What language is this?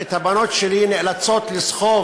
Hebrew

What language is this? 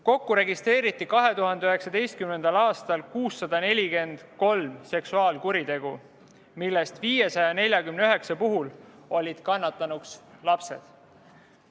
Estonian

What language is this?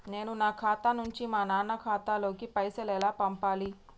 Telugu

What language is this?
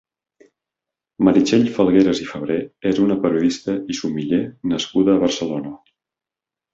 Catalan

